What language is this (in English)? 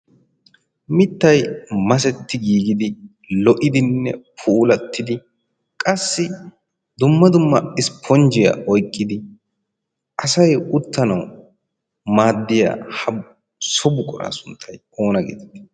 Wolaytta